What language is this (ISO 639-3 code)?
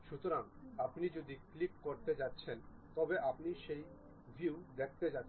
ben